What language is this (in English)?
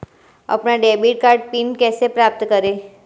Hindi